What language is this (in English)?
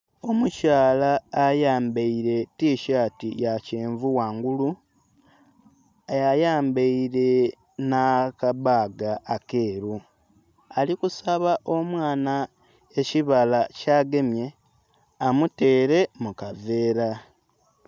Soga